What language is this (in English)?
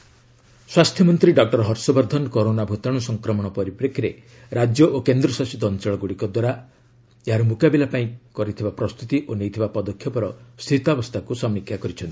Odia